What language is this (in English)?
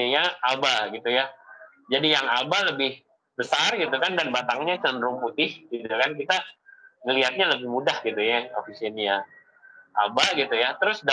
Indonesian